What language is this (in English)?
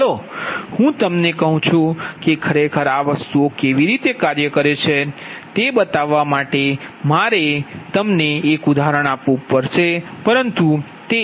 Gujarati